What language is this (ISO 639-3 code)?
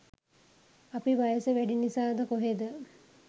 sin